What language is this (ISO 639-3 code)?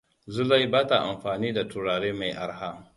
hau